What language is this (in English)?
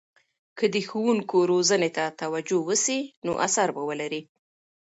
Pashto